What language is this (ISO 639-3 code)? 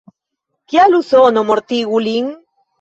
epo